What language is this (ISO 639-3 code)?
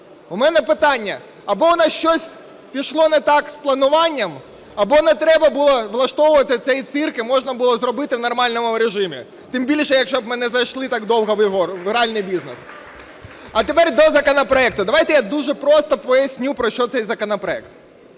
ukr